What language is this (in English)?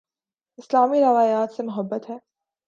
Urdu